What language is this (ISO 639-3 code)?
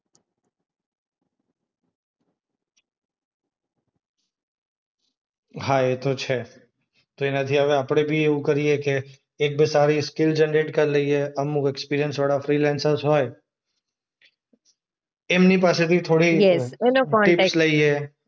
guj